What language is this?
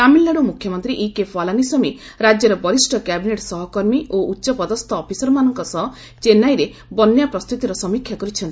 Odia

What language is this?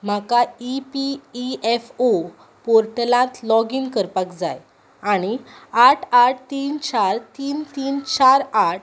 Konkani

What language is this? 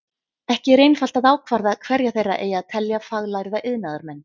Icelandic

